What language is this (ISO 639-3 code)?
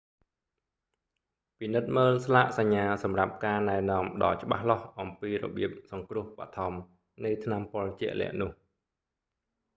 khm